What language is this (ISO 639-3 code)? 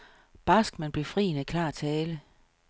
dan